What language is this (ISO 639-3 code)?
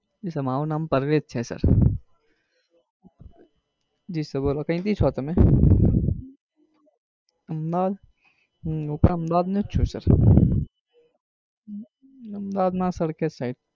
guj